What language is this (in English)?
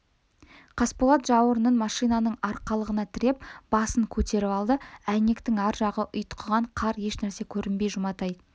Kazakh